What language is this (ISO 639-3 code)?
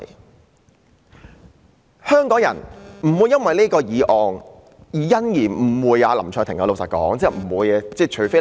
yue